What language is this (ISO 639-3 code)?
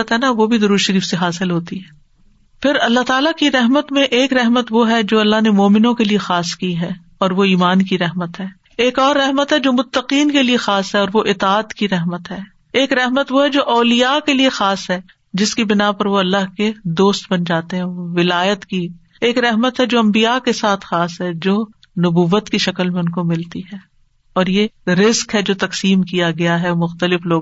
urd